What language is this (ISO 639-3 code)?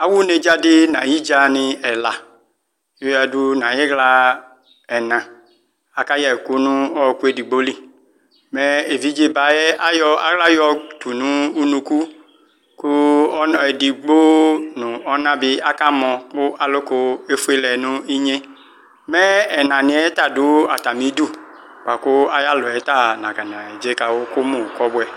kpo